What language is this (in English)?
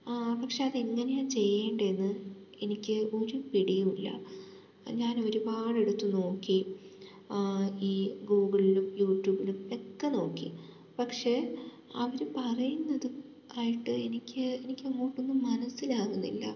Malayalam